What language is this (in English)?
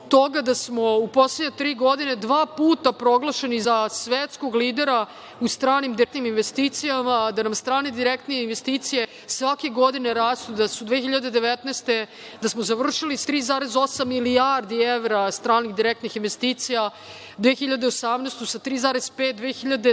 Serbian